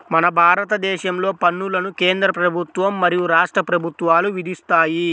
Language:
Telugu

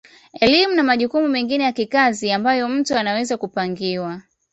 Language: Swahili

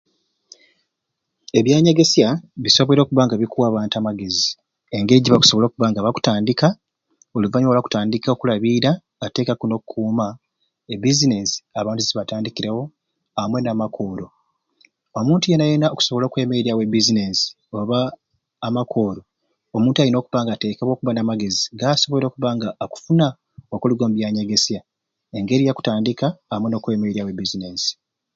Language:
Ruuli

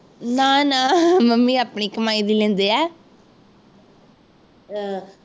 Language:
Punjabi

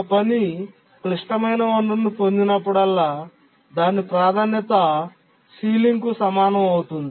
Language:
Telugu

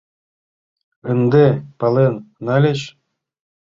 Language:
Mari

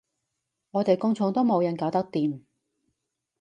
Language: Cantonese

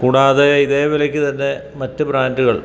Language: Malayalam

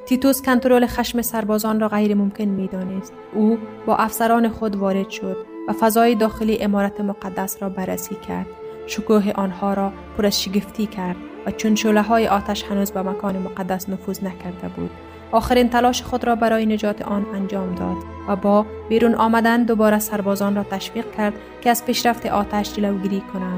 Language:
Persian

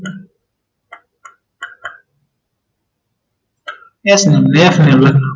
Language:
Gujarati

